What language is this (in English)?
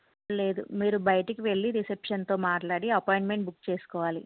Telugu